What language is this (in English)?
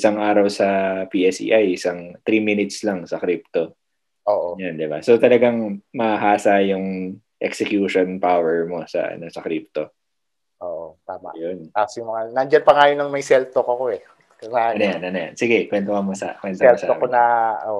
Filipino